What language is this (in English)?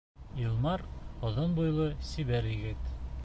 Bashkir